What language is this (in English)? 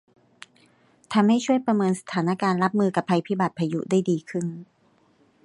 Thai